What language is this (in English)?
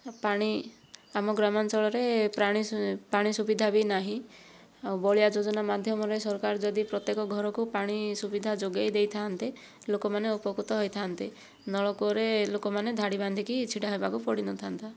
Odia